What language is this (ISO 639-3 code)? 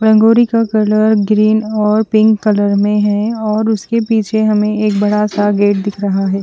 hin